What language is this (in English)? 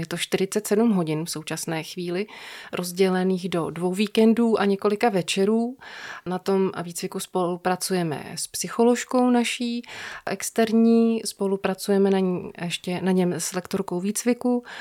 Czech